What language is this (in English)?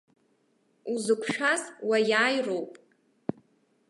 Abkhazian